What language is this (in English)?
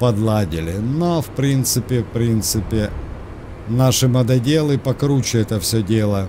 Russian